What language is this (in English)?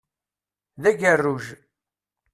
Kabyle